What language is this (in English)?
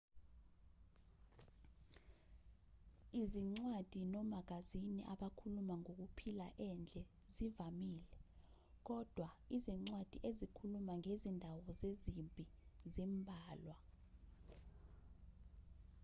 Zulu